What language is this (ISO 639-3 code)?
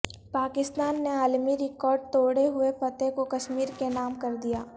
urd